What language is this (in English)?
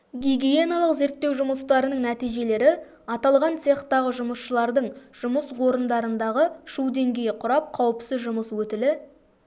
Kazakh